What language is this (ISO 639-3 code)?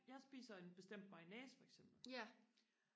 dan